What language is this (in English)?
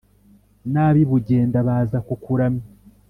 Kinyarwanda